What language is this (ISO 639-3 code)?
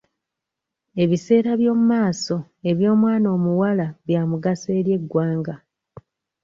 lug